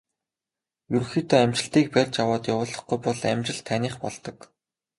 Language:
Mongolian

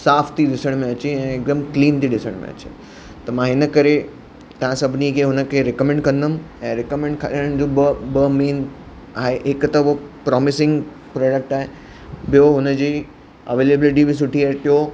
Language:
Sindhi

